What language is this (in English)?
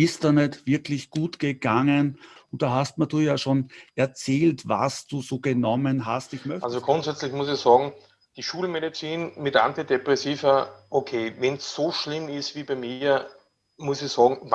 German